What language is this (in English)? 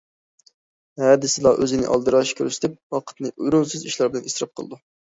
Uyghur